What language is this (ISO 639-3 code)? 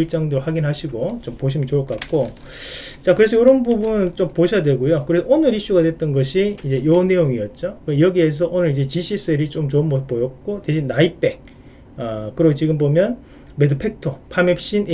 kor